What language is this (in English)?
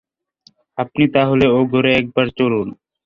Bangla